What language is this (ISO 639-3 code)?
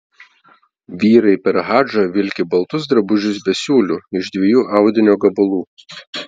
lit